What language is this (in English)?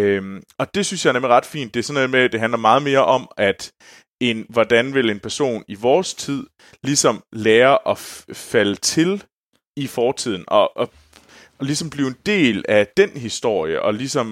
Danish